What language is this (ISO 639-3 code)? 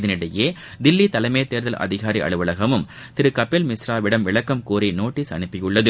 tam